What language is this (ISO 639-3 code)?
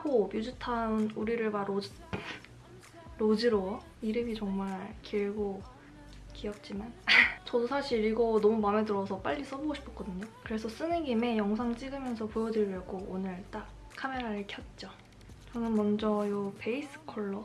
kor